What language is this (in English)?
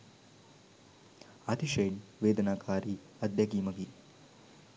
Sinhala